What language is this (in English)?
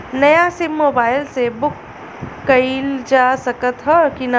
Bhojpuri